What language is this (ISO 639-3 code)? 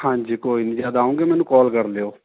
pan